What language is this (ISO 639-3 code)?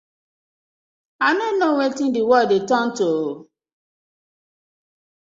pcm